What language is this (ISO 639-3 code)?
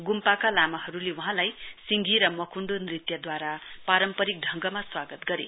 nep